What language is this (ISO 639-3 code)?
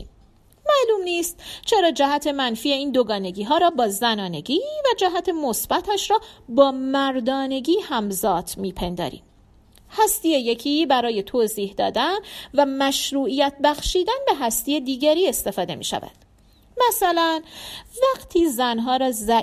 fas